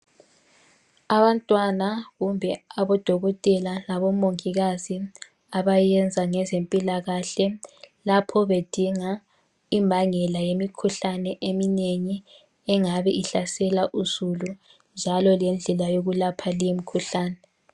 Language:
North Ndebele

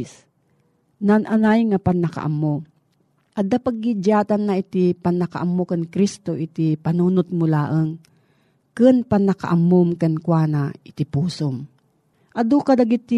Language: Filipino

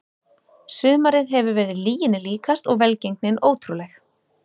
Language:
Icelandic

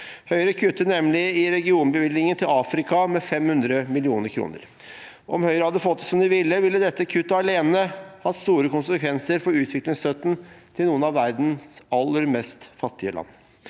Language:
Norwegian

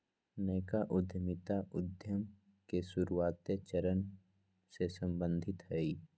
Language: Magahi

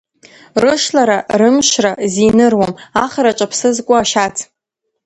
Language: Abkhazian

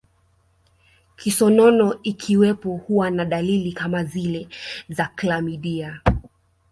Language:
Swahili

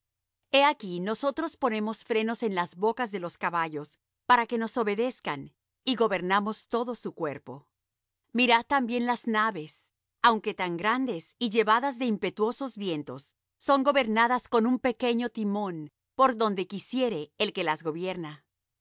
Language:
Spanish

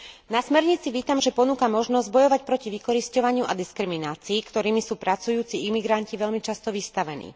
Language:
Slovak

